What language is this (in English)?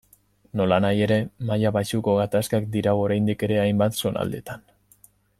Basque